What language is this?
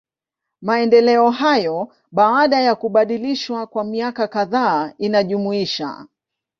Swahili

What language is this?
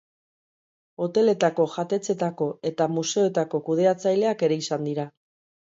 Basque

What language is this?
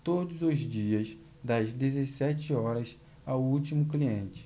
Portuguese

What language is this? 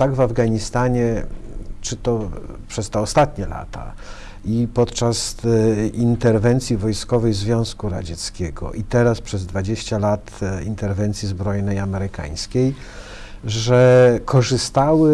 Polish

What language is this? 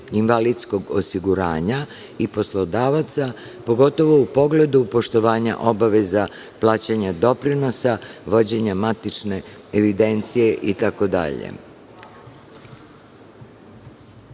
Serbian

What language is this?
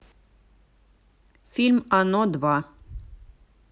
Russian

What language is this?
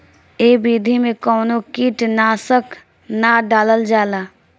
Bhojpuri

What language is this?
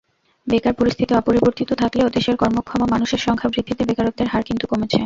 Bangla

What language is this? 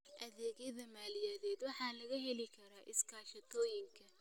Somali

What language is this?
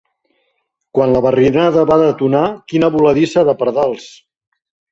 Catalan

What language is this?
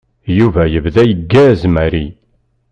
Kabyle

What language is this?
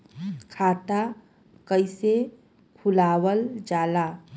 Bhojpuri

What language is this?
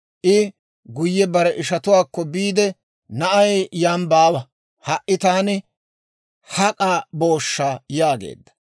Dawro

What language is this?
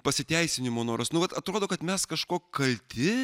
Lithuanian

